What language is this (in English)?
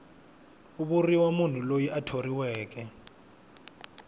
Tsonga